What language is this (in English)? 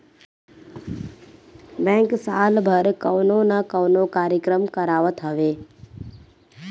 Bhojpuri